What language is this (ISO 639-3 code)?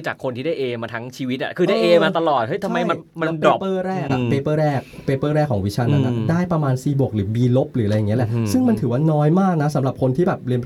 tha